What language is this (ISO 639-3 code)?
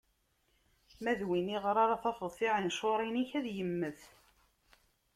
kab